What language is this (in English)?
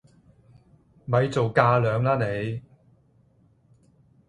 Cantonese